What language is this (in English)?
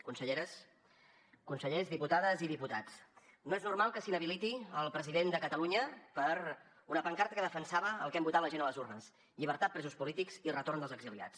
Catalan